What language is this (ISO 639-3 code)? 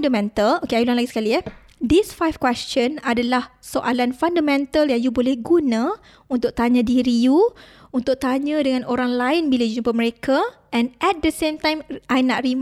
msa